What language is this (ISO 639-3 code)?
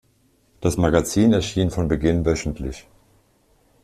deu